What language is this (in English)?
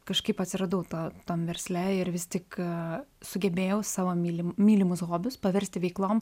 Lithuanian